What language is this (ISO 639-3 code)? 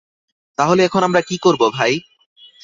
ben